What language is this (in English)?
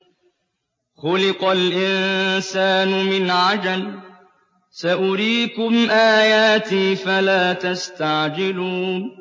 Arabic